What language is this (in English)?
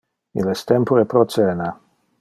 Interlingua